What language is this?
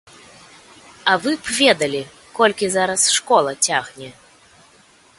Belarusian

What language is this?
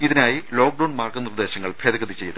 Malayalam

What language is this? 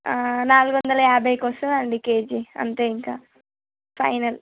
Telugu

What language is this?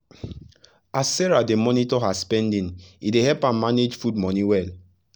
Nigerian Pidgin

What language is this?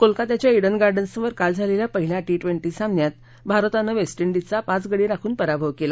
Marathi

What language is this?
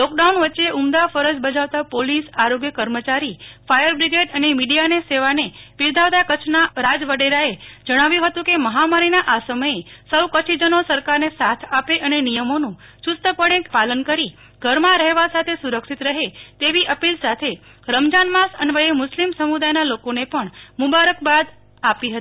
Gujarati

